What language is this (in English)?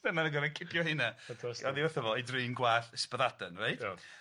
Welsh